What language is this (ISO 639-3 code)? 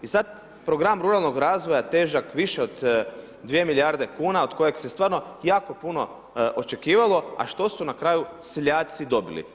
hrv